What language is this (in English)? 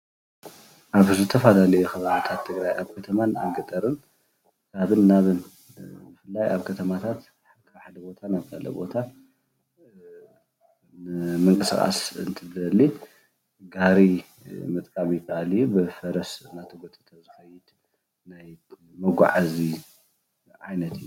Tigrinya